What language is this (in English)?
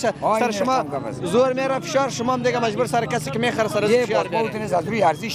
Persian